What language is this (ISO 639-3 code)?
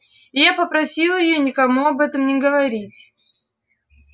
rus